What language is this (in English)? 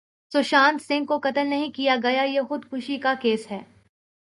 Urdu